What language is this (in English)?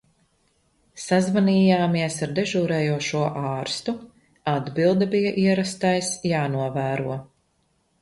Latvian